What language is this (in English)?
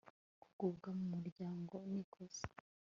Kinyarwanda